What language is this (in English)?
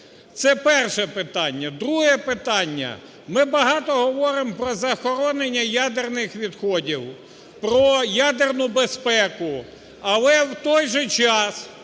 Ukrainian